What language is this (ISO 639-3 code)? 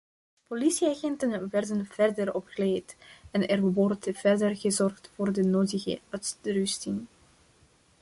nld